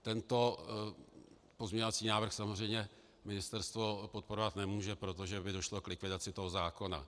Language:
Czech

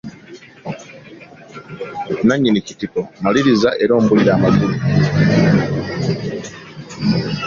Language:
Ganda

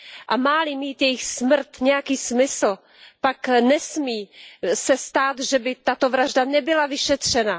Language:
Czech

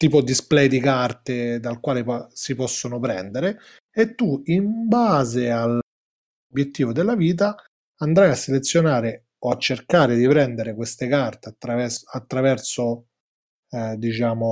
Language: Italian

